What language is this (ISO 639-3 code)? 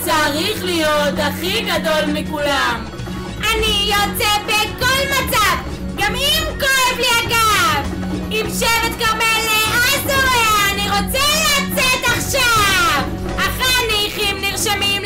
heb